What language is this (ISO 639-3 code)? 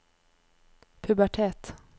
nor